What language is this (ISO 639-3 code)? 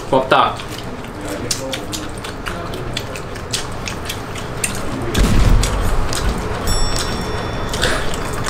kor